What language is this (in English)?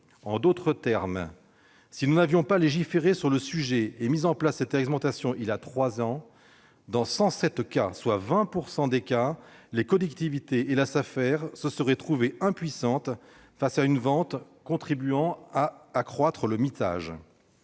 French